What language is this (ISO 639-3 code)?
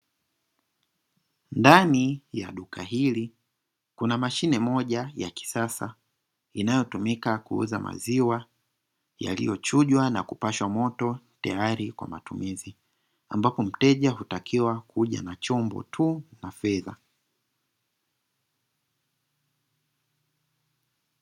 swa